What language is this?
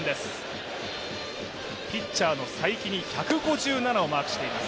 Japanese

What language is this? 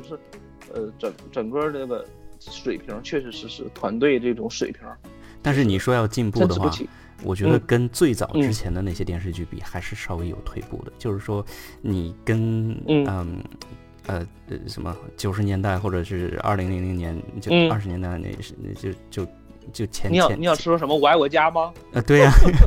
Chinese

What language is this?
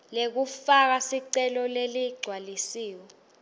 Swati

